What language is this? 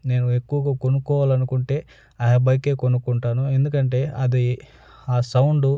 Telugu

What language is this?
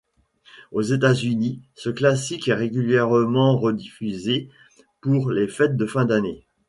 French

